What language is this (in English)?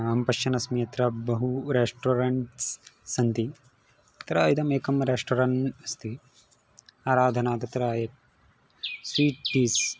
Sanskrit